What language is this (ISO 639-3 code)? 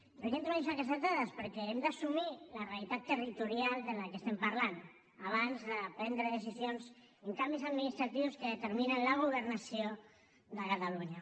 cat